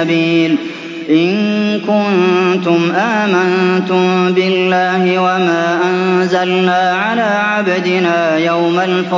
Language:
Arabic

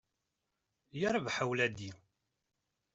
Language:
Kabyle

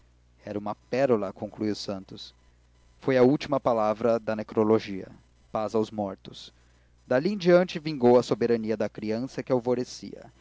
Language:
Portuguese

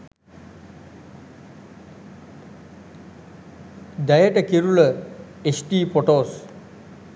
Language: Sinhala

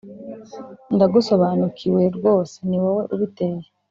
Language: Kinyarwanda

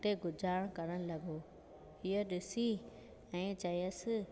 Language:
Sindhi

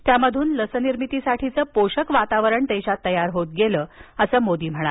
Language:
Marathi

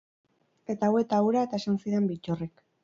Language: Basque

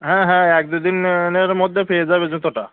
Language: Bangla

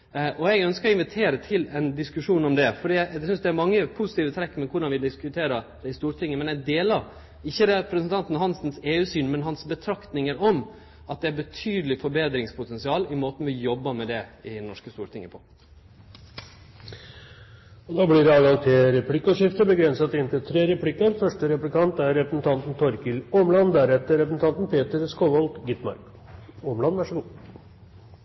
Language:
Norwegian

